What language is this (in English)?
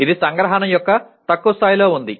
Telugu